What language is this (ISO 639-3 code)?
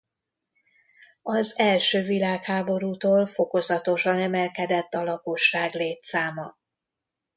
hun